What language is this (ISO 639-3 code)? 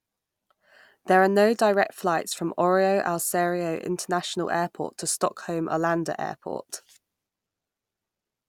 eng